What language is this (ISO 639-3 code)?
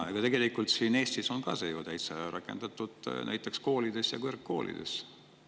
est